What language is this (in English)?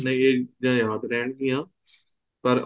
Punjabi